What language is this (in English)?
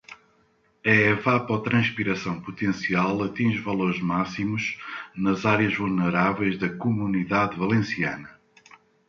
Portuguese